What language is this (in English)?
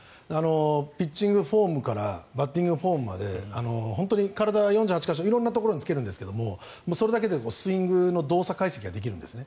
Japanese